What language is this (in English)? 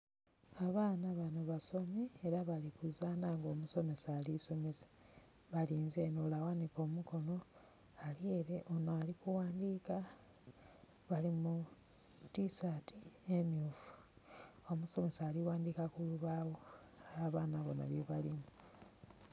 Soga